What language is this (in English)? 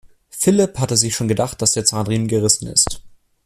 German